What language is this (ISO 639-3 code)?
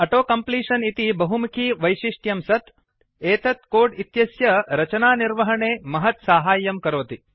san